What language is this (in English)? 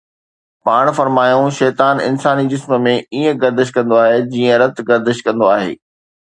Sindhi